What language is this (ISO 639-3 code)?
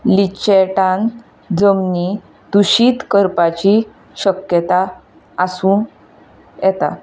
kok